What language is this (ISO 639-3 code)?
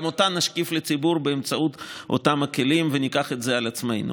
heb